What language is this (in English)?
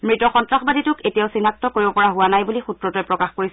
Assamese